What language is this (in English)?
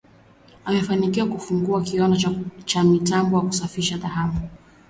Swahili